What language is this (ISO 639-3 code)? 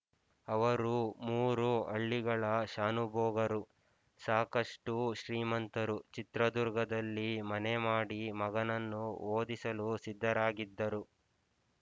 kan